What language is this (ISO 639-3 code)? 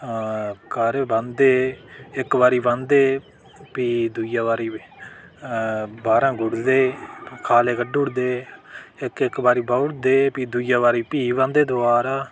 doi